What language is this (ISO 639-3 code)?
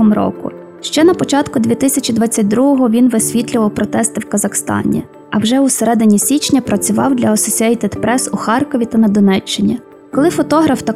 ukr